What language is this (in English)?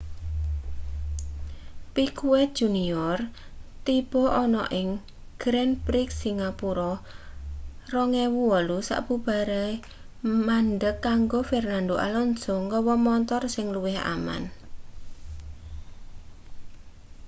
Javanese